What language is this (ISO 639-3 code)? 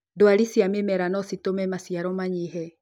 kik